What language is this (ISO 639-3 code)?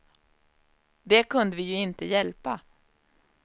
swe